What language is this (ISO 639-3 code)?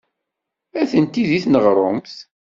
kab